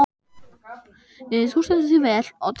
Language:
Icelandic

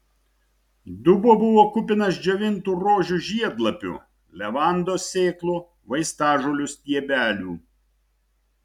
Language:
Lithuanian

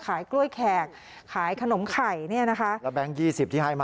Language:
Thai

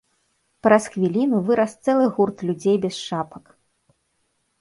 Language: Belarusian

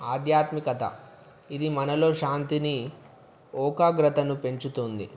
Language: Telugu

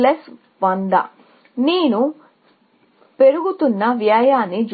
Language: Telugu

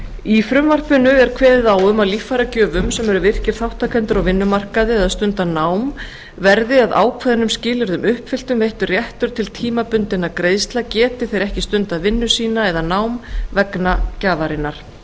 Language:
Icelandic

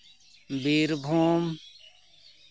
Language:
Santali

